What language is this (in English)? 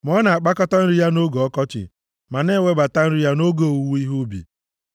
Igbo